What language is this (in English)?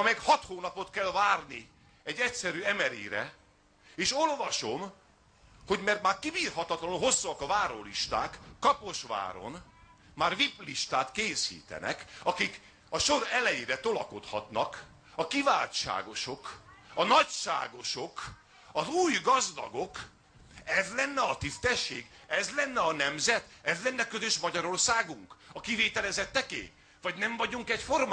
Hungarian